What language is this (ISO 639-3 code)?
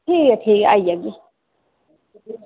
doi